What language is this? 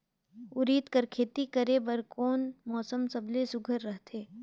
Chhattisgarhi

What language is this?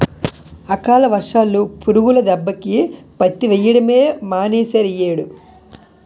Telugu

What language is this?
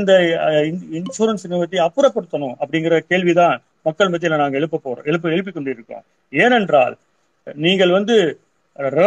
Tamil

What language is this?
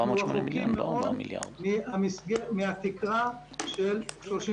Hebrew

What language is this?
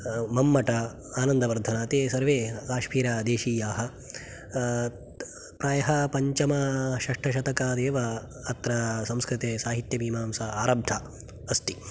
Sanskrit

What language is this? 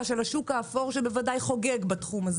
Hebrew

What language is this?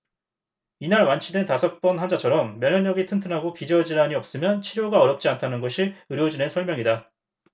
Korean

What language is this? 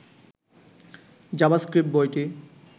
Bangla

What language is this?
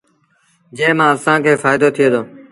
Sindhi Bhil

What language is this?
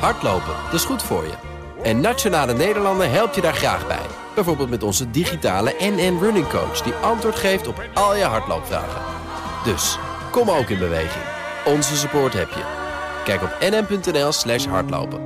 Dutch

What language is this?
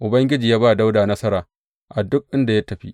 Hausa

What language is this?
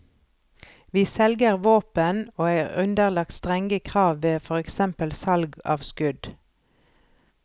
Norwegian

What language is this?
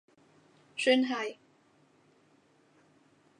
Cantonese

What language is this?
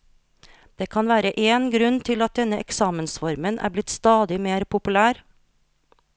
Norwegian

